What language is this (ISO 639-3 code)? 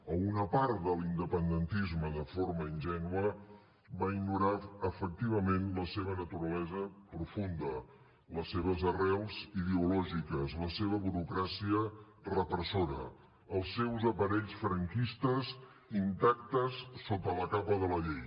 cat